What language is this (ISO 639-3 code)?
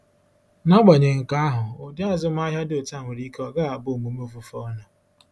ibo